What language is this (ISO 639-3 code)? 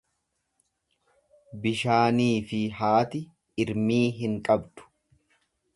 orm